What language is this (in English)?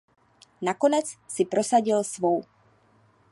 Czech